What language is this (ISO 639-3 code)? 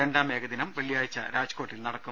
mal